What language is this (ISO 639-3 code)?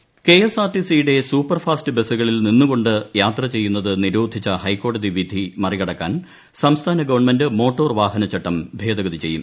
mal